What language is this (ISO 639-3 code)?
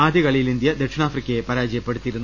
mal